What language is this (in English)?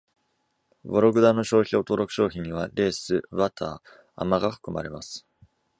Japanese